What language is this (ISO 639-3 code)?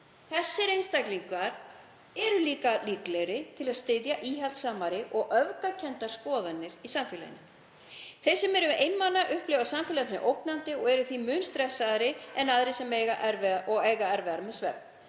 isl